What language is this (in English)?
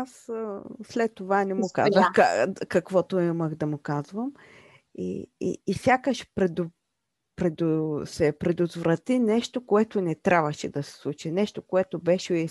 Bulgarian